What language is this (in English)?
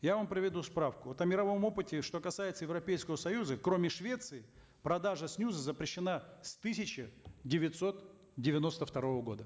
Kazakh